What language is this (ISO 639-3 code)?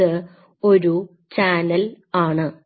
mal